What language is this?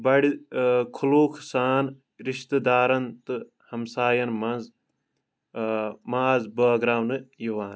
Kashmiri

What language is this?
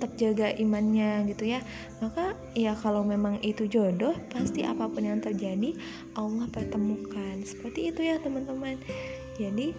Indonesian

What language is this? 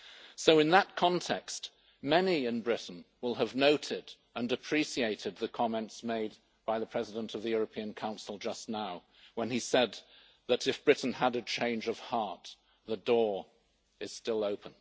English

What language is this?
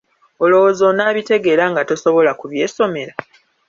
Ganda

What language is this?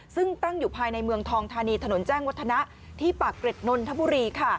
Thai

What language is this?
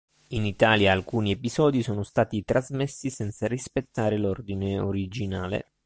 Italian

